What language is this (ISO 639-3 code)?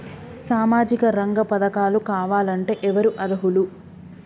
tel